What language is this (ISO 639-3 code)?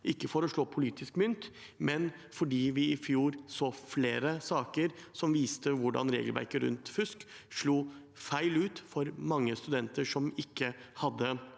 nor